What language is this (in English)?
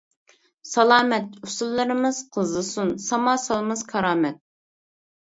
Uyghur